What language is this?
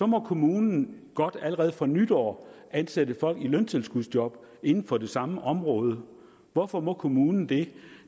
Danish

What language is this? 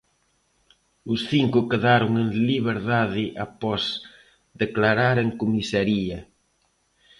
Galician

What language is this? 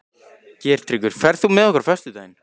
Icelandic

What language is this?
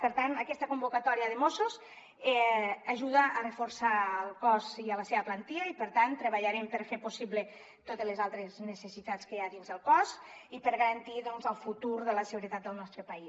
Catalan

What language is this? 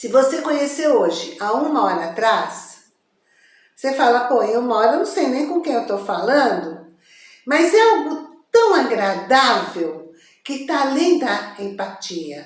Portuguese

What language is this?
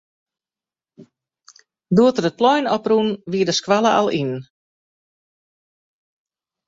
Western Frisian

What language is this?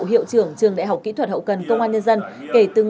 Vietnamese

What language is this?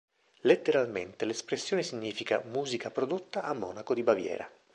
Italian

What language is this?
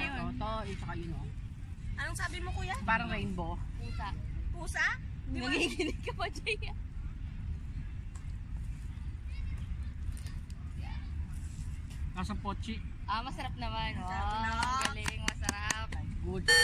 Spanish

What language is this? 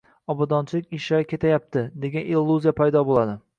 Uzbek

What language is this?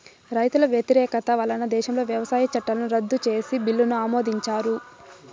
Telugu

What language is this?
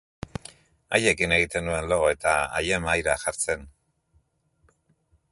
Basque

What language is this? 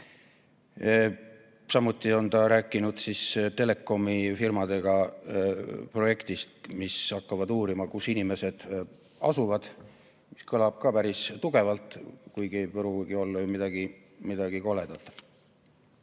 Estonian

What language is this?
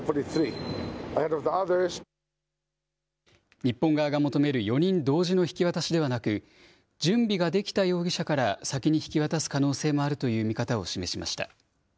Japanese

